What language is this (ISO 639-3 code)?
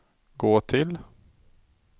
swe